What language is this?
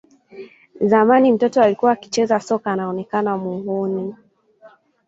Swahili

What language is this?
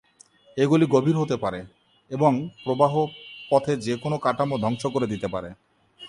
Bangla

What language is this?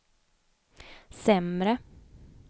Swedish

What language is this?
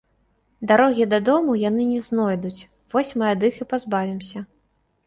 Belarusian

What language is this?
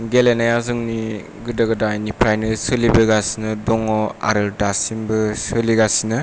Bodo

